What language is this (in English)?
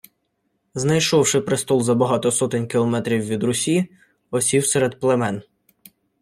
Ukrainian